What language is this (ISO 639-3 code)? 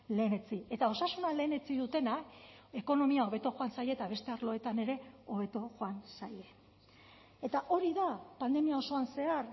eus